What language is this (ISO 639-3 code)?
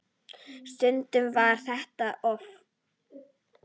isl